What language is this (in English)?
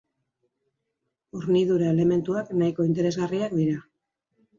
Basque